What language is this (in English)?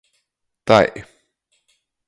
Latgalian